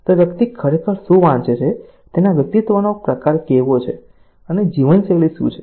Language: Gujarati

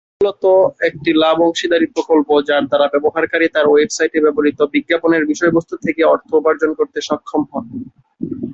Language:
Bangla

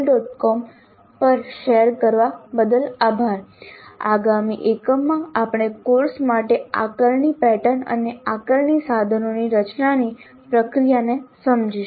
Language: Gujarati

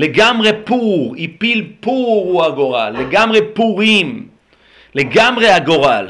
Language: Hebrew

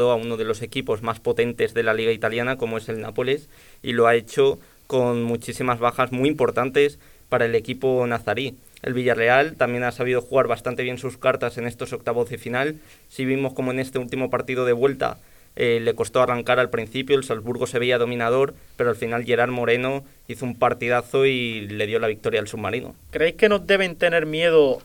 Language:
Spanish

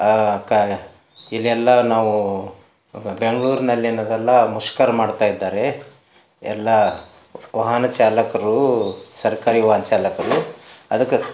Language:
Kannada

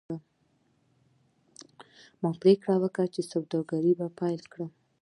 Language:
Pashto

